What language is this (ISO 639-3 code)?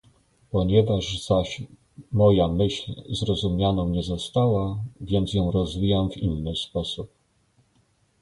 pol